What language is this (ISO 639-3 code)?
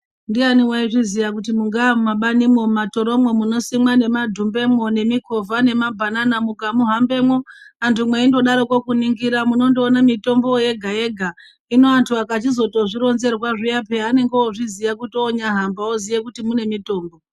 ndc